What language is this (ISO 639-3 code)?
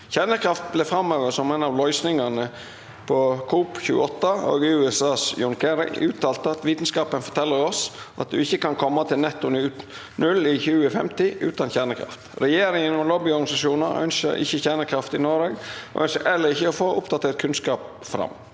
nor